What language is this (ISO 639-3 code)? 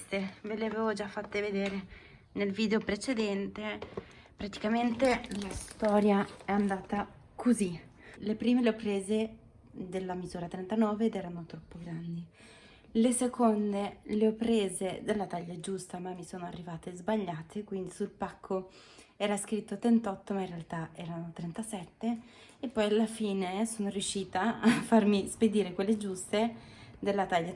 ita